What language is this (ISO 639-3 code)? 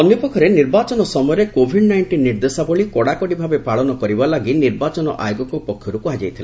ori